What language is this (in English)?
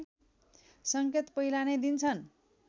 Nepali